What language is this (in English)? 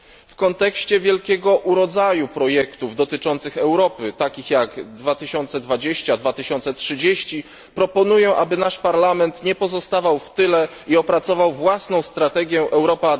Polish